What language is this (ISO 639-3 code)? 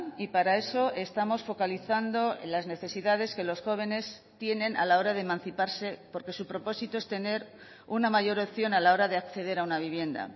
spa